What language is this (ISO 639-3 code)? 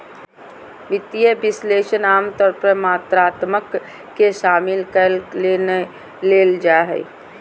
mag